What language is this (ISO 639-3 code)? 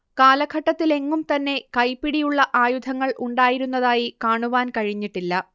mal